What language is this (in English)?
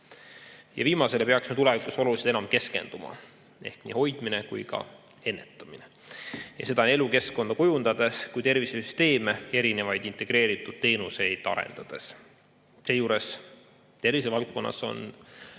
Estonian